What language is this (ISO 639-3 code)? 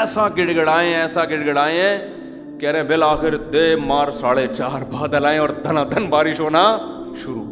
urd